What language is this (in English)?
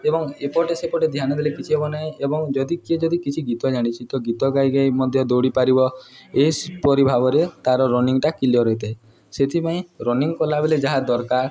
Odia